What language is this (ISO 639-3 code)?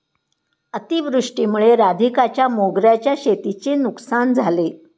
mar